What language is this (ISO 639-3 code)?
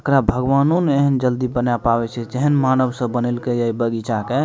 mai